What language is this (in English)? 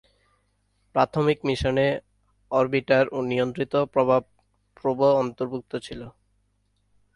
Bangla